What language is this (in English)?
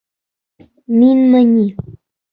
Bashkir